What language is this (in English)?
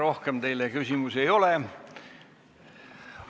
Estonian